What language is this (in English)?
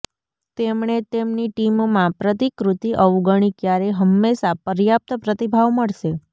Gujarati